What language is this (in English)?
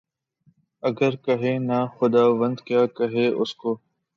Urdu